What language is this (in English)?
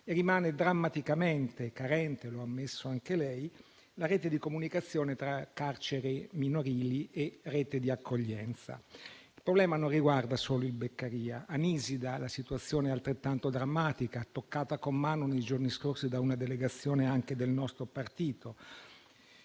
Italian